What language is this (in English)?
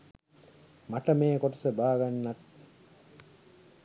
Sinhala